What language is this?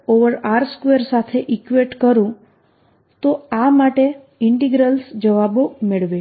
Gujarati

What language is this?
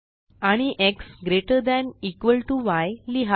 Marathi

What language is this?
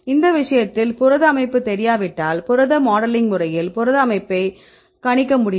Tamil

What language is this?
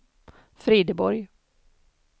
Swedish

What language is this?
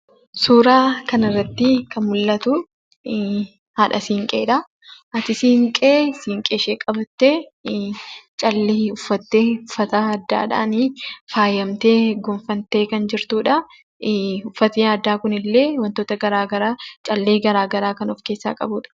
Oromo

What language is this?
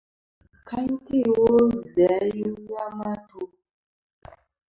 Kom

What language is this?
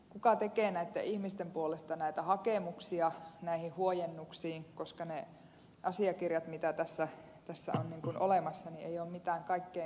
Finnish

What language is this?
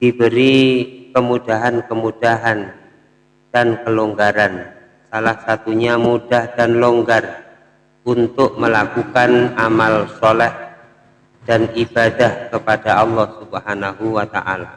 Indonesian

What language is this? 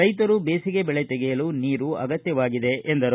Kannada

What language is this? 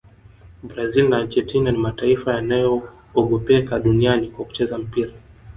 Swahili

